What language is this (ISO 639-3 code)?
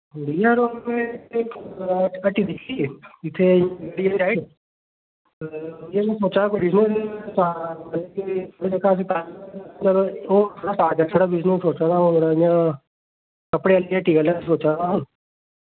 doi